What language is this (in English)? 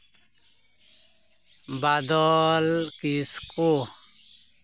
Santali